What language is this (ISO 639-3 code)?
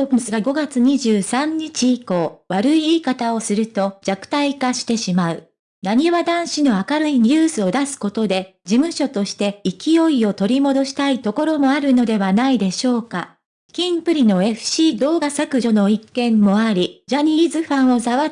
jpn